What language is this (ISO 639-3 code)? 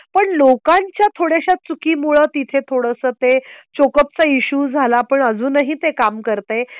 mar